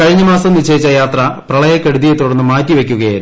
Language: Malayalam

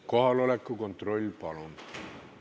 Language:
Estonian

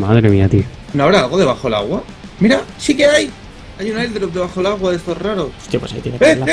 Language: Spanish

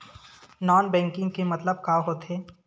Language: Chhattisgarhi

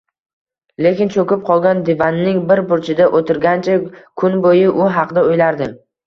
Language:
Uzbek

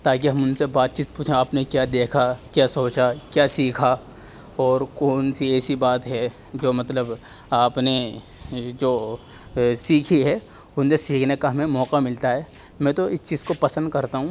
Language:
Urdu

